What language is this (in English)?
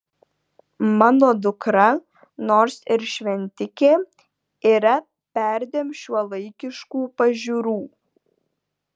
Lithuanian